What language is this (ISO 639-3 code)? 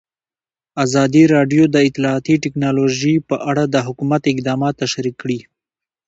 pus